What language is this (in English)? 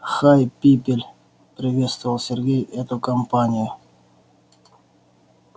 Russian